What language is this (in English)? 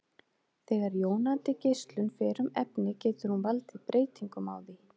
Icelandic